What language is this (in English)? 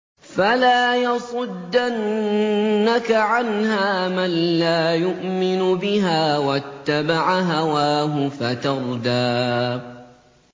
Arabic